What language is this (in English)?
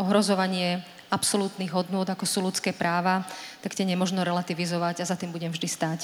Slovak